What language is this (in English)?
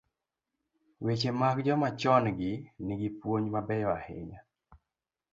Luo (Kenya and Tanzania)